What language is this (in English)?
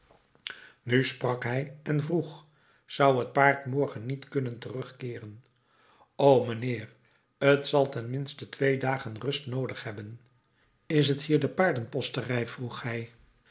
Dutch